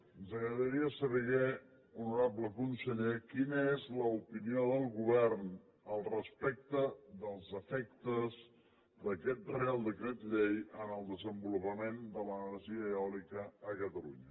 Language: Catalan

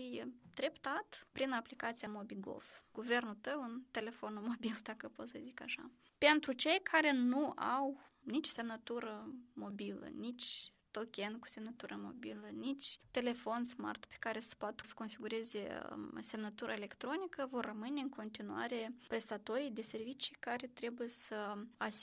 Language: Romanian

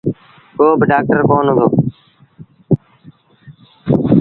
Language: Sindhi Bhil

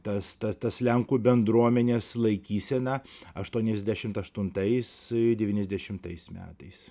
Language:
Lithuanian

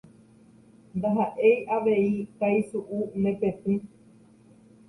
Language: Guarani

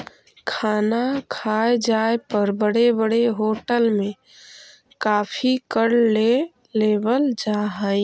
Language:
Magahi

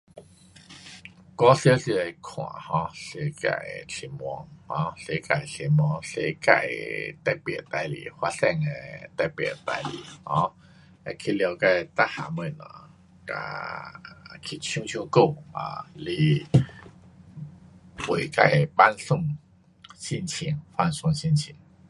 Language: Pu-Xian Chinese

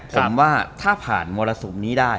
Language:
Thai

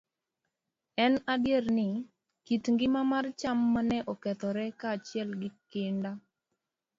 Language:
Luo (Kenya and Tanzania)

